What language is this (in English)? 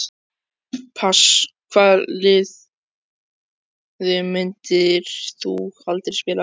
Icelandic